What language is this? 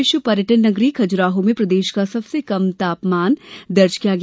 Hindi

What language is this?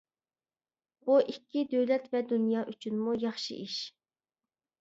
Uyghur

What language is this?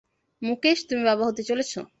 Bangla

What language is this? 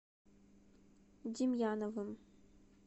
Russian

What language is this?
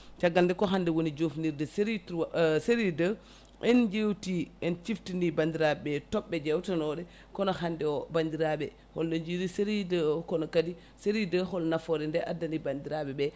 Fula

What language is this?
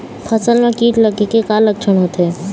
Chhattisgarhi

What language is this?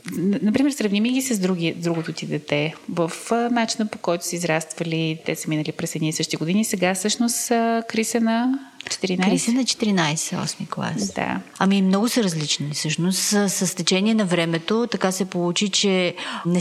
Bulgarian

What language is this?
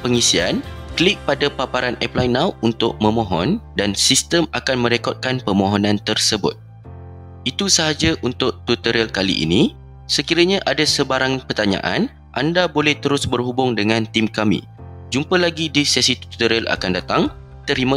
Malay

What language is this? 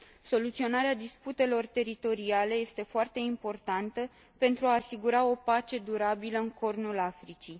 Romanian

